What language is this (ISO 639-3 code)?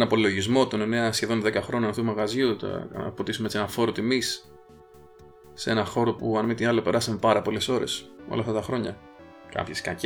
ell